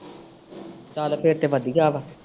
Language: Punjabi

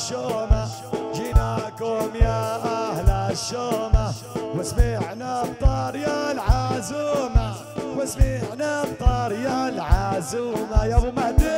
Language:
Arabic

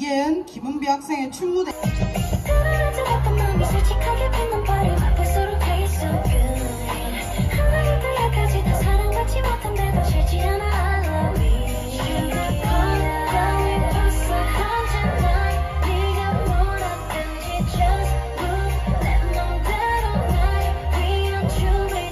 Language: Korean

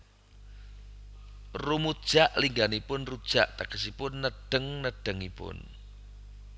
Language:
Javanese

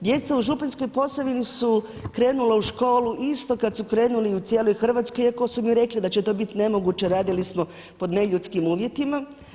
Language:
Croatian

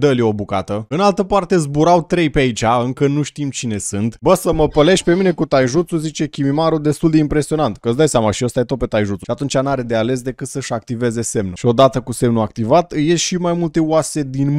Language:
Romanian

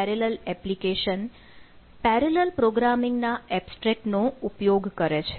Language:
Gujarati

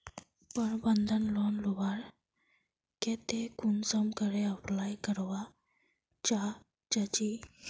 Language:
Magahi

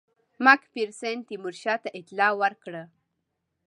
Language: Pashto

